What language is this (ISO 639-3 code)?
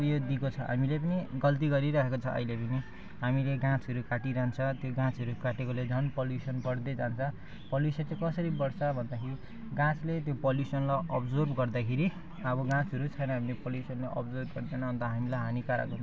nep